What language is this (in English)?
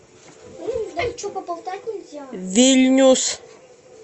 Russian